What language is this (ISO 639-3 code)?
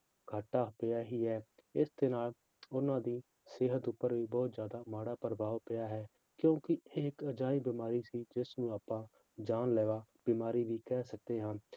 pan